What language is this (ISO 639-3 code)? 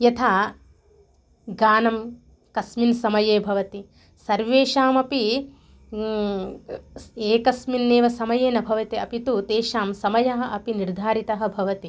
san